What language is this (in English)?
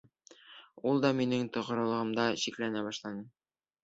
Bashkir